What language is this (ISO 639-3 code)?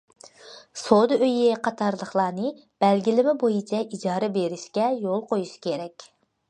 uig